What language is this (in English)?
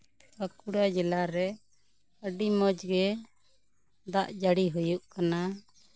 Santali